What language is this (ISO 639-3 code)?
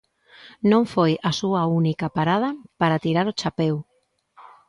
glg